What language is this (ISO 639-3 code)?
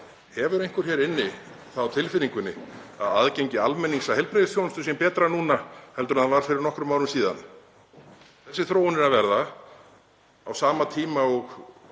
isl